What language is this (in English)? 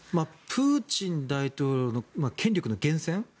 Japanese